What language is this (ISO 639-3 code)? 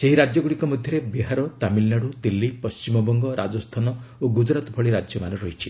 ori